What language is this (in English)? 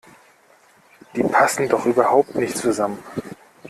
German